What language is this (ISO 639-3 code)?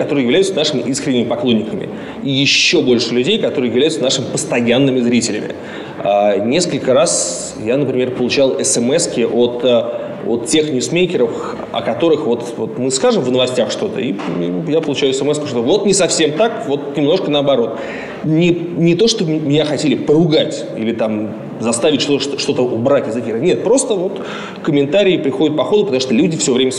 rus